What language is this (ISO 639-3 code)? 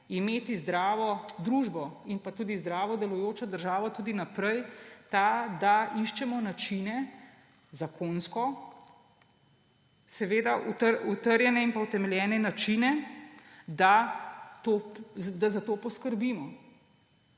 slv